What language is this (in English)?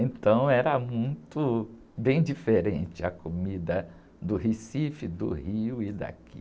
Portuguese